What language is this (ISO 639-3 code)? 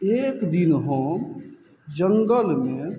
mai